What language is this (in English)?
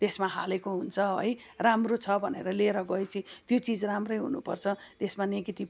Nepali